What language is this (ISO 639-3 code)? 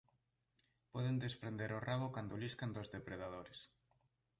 glg